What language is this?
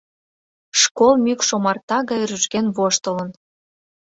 Mari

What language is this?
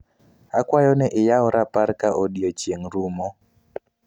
Luo (Kenya and Tanzania)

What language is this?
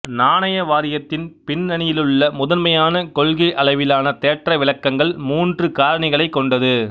Tamil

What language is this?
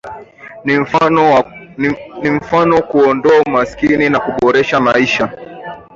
Swahili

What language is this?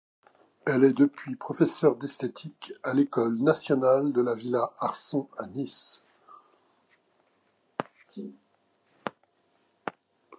French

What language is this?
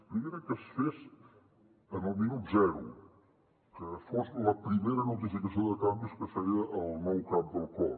Catalan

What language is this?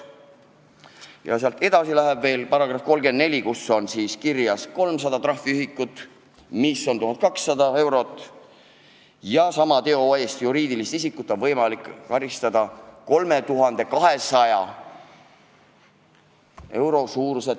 Estonian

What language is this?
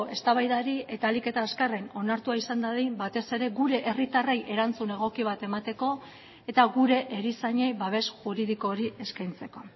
Basque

